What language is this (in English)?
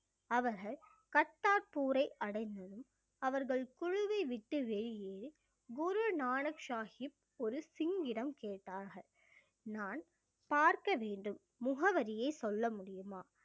Tamil